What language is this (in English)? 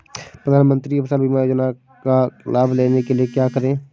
Hindi